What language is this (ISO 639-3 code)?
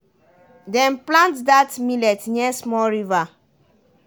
pcm